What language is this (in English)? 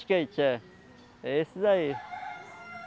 Portuguese